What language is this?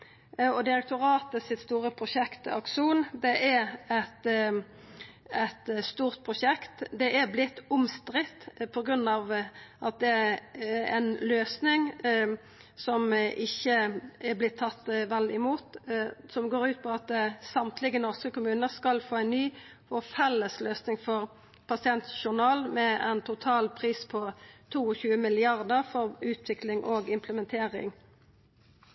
Norwegian Nynorsk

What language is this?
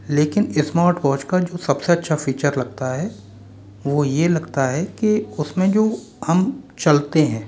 Hindi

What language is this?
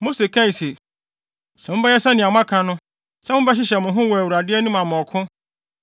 Akan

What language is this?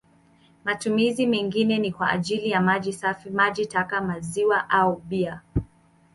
Swahili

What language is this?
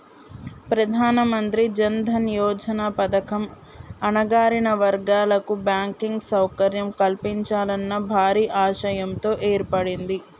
Telugu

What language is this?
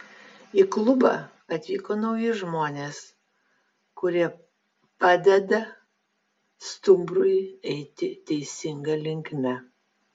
Lithuanian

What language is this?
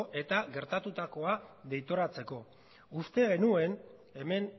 Basque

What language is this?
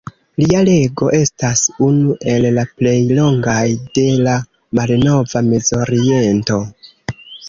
Esperanto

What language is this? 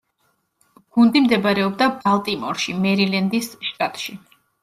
Georgian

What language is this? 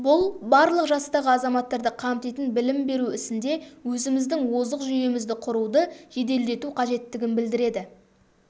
Kazakh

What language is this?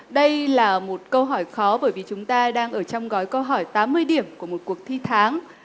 Vietnamese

